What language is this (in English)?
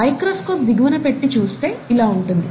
Telugu